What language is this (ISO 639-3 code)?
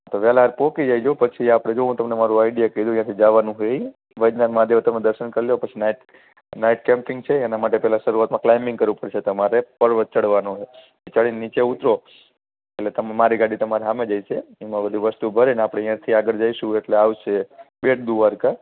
guj